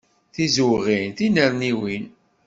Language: Kabyle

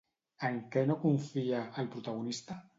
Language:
Catalan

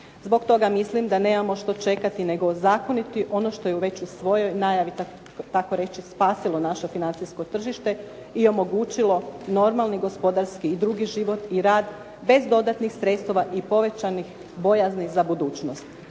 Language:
Croatian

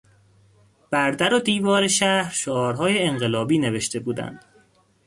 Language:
Persian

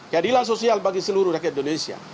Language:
Indonesian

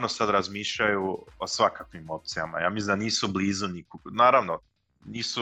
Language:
Croatian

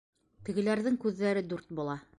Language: Bashkir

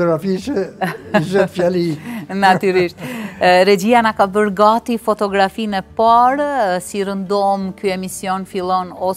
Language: Romanian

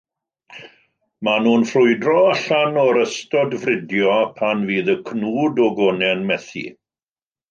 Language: Welsh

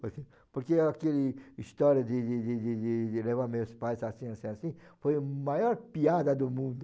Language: Portuguese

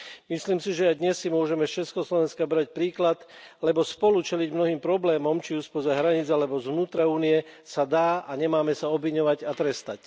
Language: Slovak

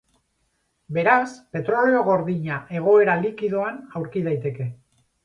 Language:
Basque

